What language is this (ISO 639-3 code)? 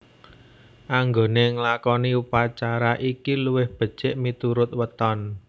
jav